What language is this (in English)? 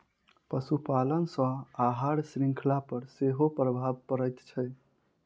Maithili